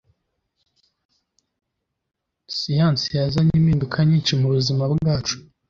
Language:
Kinyarwanda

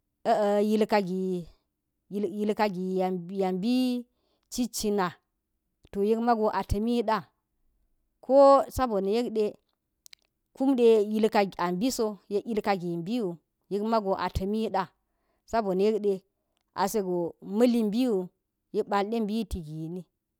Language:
Geji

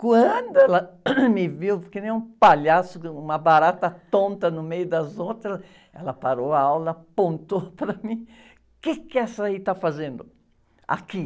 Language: Portuguese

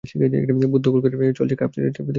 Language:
Bangla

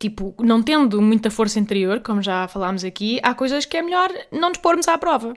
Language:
Portuguese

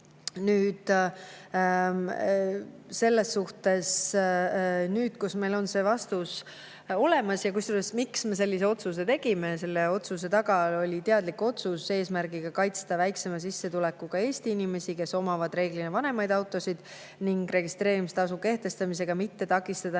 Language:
Estonian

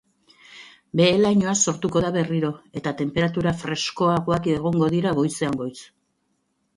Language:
Basque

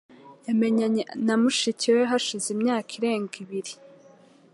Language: Kinyarwanda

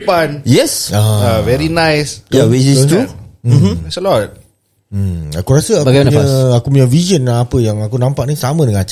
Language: Malay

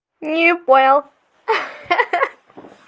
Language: Russian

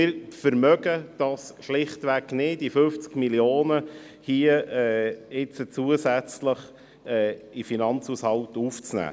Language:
Swiss German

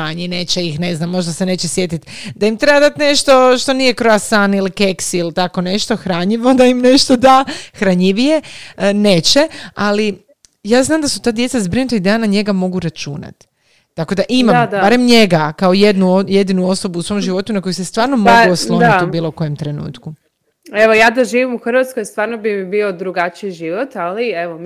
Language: Croatian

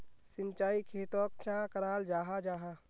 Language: Magahi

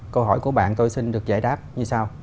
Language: Vietnamese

